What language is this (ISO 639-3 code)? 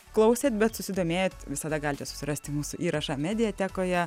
lit